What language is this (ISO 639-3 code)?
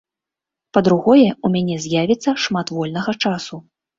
bel